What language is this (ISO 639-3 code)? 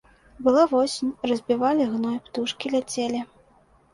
bel